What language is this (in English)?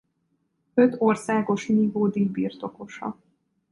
Hungarian